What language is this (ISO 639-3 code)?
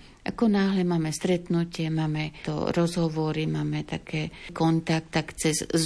slk